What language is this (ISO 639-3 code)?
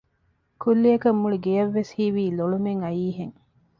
div